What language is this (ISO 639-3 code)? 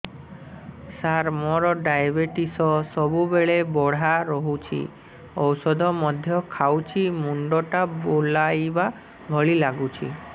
ori